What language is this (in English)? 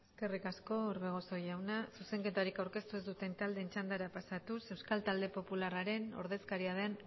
Basque